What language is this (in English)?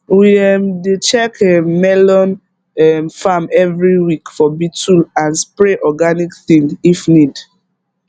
Nigerian Pidgin